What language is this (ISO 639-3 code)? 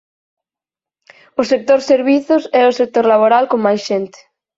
glg